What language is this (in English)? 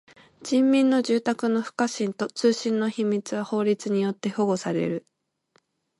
Japanese